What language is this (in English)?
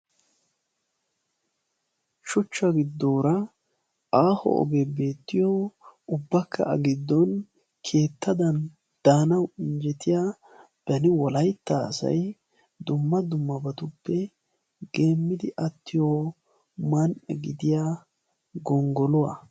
Wolaytta